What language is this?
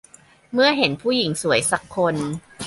Thai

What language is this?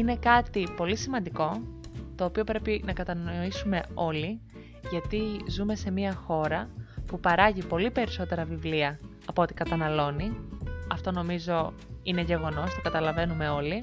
Greek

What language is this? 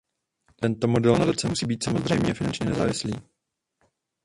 Czech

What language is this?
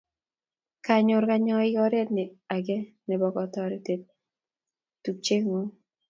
Kalenjin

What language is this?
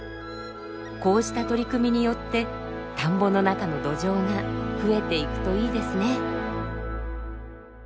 Japanese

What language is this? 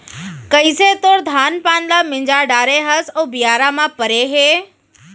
Chhattisgarhi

